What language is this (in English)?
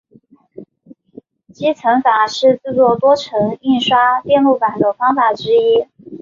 Chinese